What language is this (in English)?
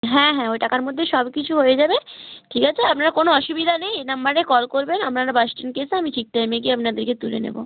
Bangla